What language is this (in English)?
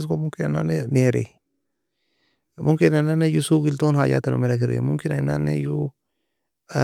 Nobiin